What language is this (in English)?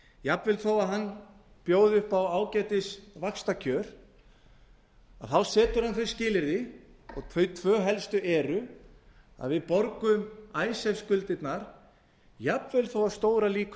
Icelandic